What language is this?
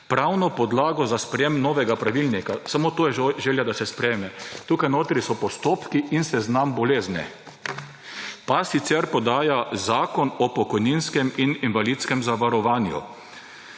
Slovenian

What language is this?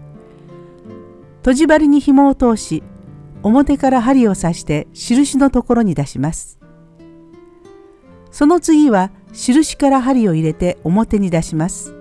Japanese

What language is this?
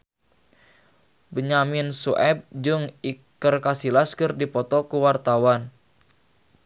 Sundanese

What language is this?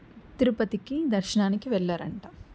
Telugu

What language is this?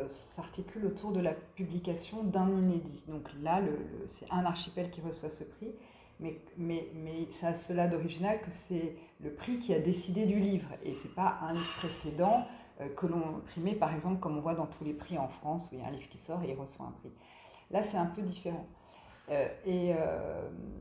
French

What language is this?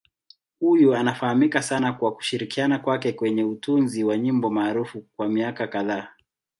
Swahili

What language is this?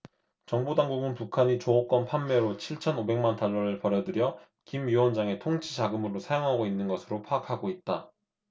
Korean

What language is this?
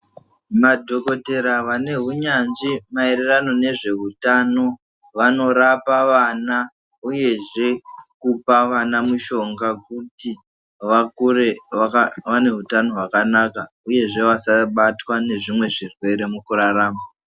Ndau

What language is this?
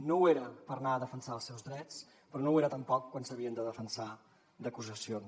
Catalan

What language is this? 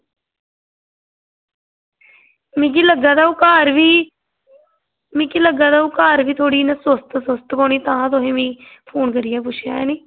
Dogri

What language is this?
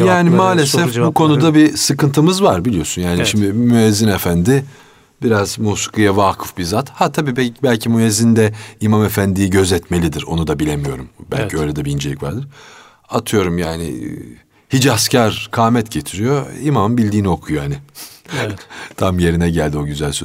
Turkish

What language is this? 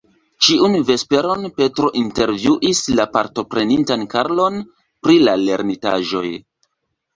Esperanto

